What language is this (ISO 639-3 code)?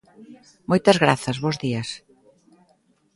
glg